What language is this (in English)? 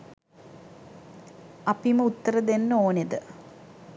Sinhala